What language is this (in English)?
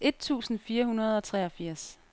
Danish